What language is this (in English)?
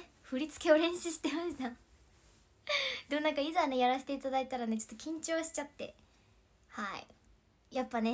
Japanese